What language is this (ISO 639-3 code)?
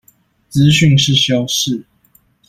zho